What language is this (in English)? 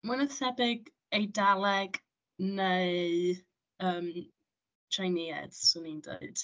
Welsh